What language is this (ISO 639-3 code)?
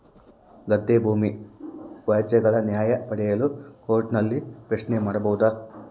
kan